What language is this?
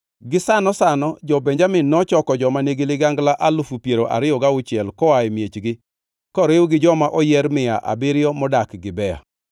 Luo (Kenya and Tanzania)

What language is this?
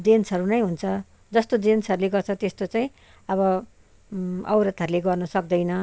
Nepali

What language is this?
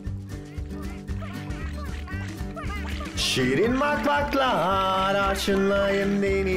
Turkish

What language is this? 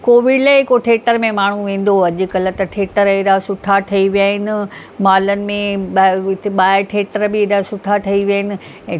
Sindhi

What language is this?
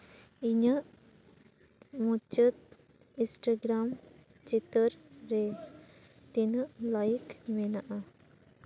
Santali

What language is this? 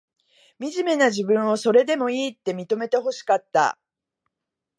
Japanese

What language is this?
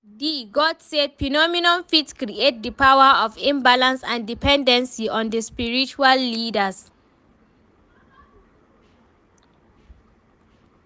Nigerian Pidgin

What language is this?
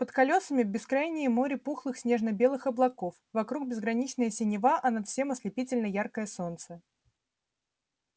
Russian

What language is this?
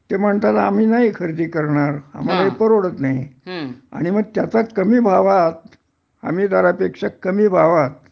Marathi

